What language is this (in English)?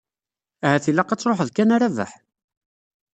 Kabyle